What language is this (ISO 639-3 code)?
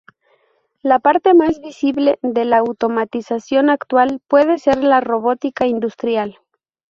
spa